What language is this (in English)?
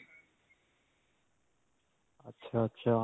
Punjabi